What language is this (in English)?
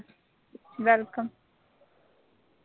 Punjabi